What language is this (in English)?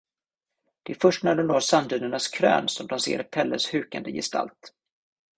Swedish